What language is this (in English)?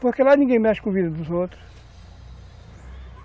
Portuguese